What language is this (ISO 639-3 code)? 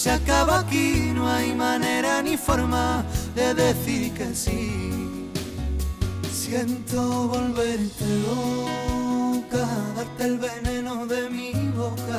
spa